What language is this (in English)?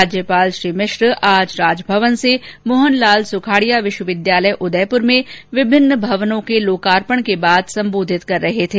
Hindi